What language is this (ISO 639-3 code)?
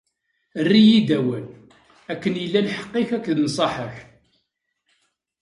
kab